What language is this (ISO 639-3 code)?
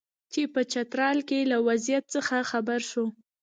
pus